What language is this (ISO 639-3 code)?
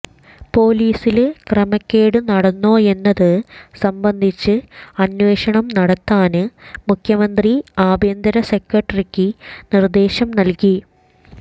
mal